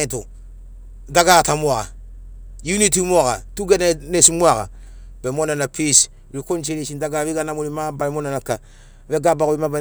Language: Sinaugoro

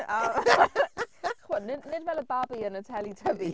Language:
Welsh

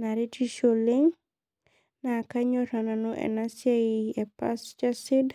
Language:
Masai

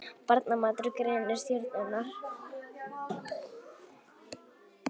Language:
Icelandic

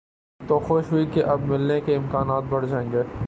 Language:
Urdu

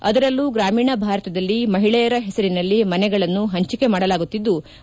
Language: Kannada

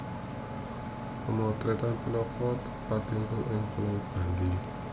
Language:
Javanese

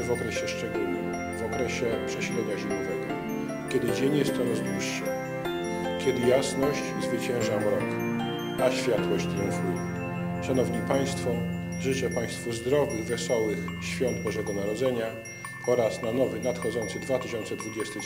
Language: Polish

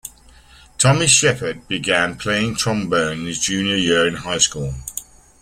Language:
English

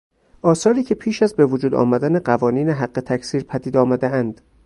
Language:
Persian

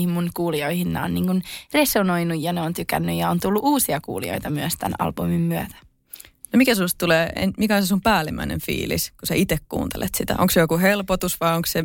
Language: Finnish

